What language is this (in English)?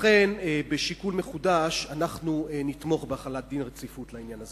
Hebrew